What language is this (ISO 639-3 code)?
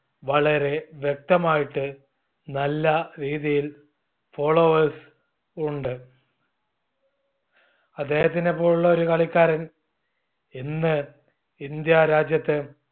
mal